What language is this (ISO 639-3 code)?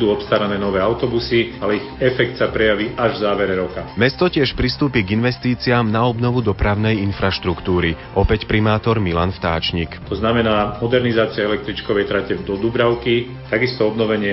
slk